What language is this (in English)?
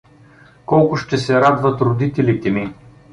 Bulgarian